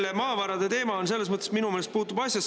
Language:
Estonian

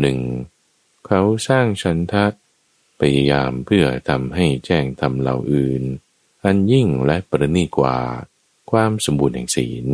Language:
Thai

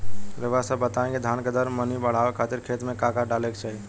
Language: Bhojpuri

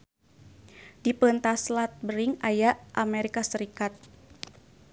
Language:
Sundanese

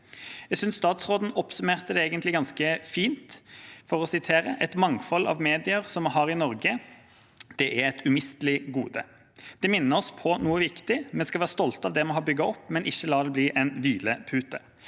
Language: Norwegian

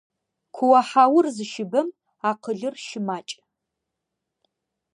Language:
Adyghe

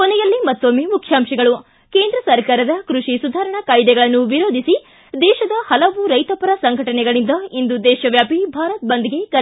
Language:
Kannada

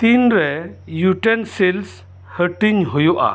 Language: Santali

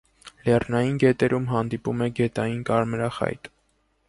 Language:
Armenian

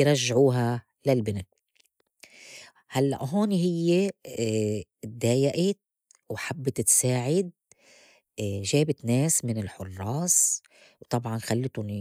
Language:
North Levantine Arabic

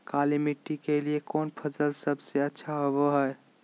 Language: Magahi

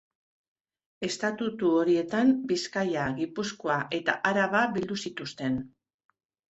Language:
Basque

